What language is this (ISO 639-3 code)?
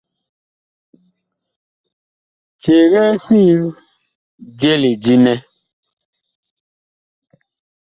bkh